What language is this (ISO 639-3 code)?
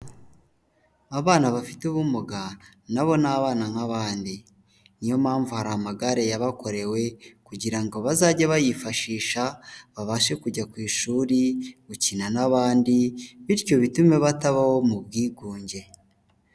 kin